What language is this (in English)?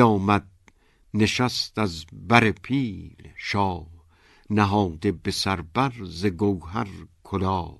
Persian